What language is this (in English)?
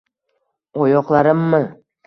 Uzbek